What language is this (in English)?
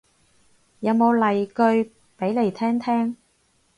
Cantonese